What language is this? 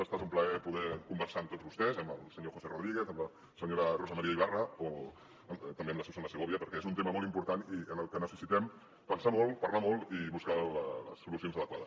Catalan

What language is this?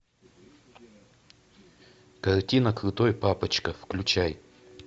Russian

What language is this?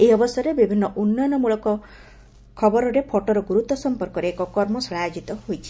Odia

